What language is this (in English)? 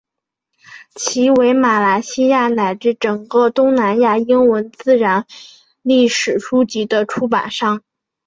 Chinese